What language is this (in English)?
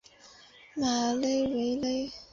Chinese